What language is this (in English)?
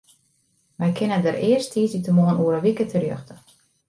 Western Frisian